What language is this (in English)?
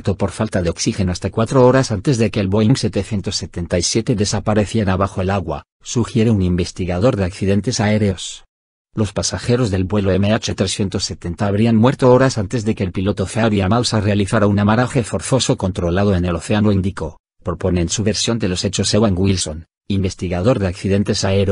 Spanish